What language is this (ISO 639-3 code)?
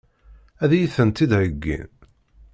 kab